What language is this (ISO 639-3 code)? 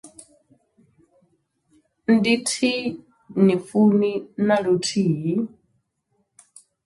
ven